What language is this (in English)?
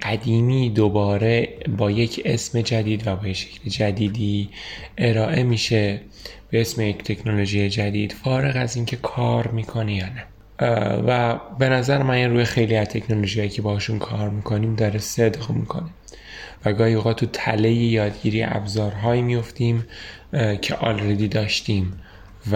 Persian